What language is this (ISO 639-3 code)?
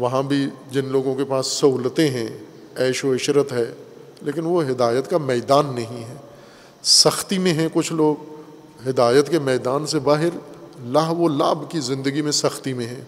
urd